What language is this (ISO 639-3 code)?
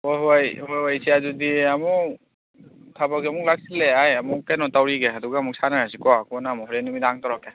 mni